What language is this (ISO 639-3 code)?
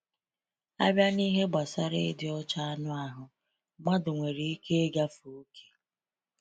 ibo